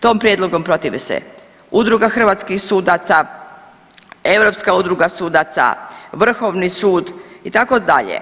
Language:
Croatian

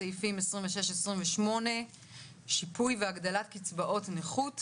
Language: Hebrew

